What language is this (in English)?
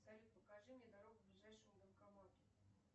Russian